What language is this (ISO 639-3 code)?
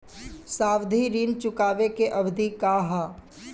bho